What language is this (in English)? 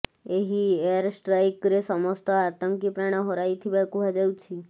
Odia